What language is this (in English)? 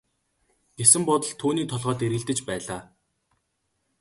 Mongolian